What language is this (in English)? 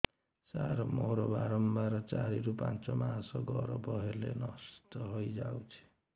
Odia